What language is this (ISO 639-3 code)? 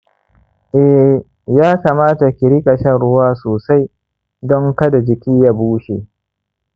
hau